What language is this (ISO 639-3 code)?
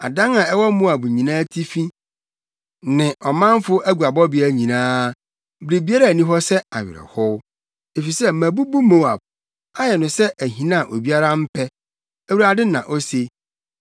aka